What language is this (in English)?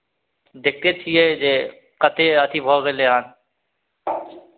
Maithili